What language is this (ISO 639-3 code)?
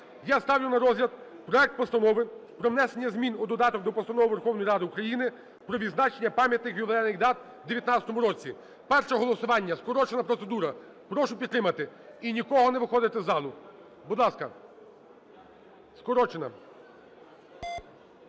ukr